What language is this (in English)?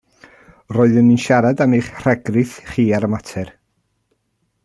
Welsh